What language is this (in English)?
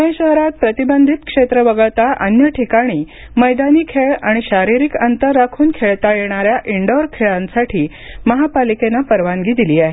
Marathi